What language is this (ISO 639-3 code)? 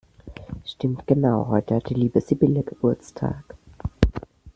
deu